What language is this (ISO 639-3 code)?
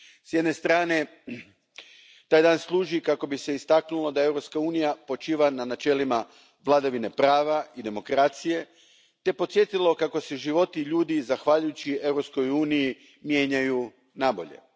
hrv